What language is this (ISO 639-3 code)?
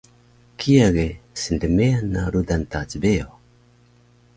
trv